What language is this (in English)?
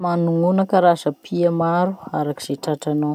Masikoro Malagasy